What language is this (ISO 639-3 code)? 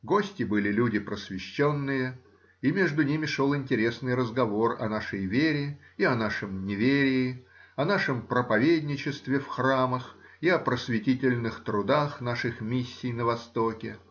rus